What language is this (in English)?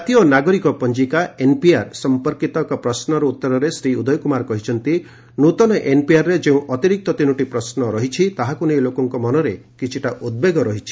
Odia